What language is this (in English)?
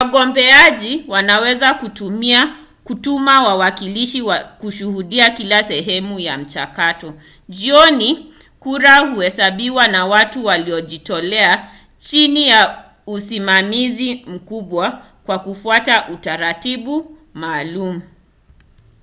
Swahili